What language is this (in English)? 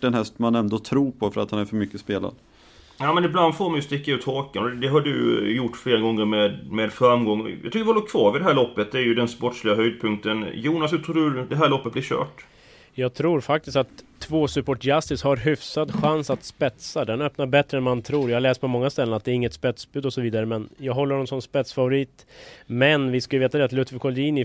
Swedish